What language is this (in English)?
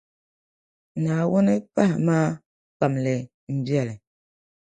Dagbani